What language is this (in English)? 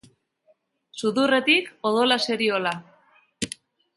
Basque